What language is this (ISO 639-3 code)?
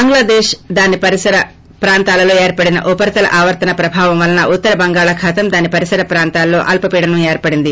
tel